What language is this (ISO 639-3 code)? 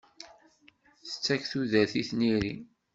kab